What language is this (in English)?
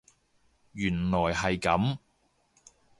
Cantonese